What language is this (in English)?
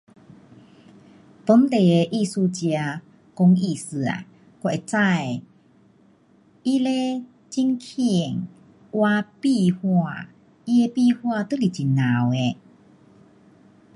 Pu-Xian Chinese